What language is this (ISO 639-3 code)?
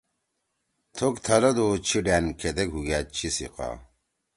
trw